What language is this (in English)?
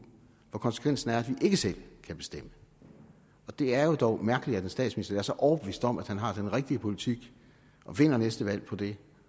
Danish